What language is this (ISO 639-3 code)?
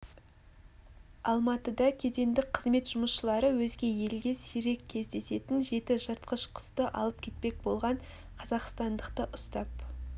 kaz